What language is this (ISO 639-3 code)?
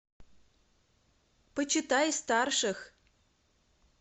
rus